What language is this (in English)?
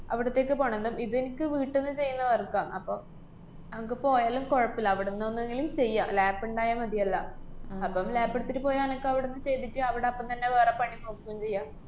Malayalam